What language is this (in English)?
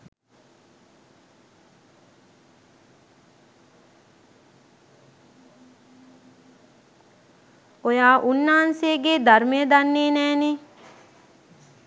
Sinhala